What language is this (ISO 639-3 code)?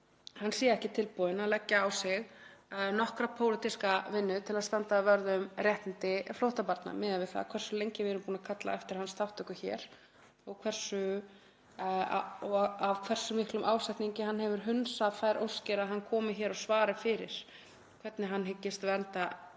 isl